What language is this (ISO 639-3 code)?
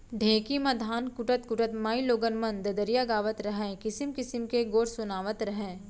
hne